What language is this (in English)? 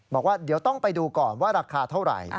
Thai